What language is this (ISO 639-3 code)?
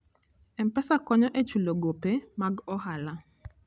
luo